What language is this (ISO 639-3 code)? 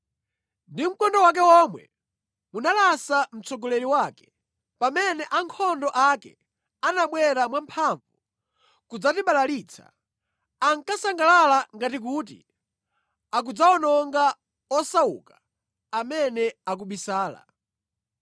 nya